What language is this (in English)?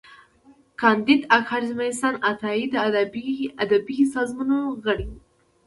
Pashto